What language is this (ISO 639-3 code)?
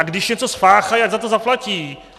ces